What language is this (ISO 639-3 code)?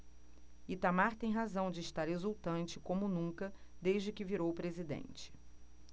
por